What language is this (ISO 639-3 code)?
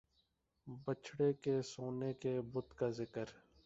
urd